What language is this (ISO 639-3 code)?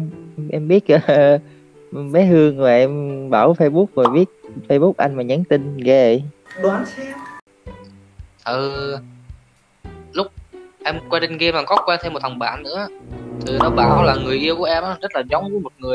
vie